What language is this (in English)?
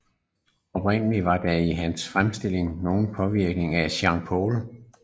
Danish